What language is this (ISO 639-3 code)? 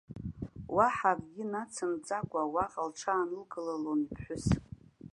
abk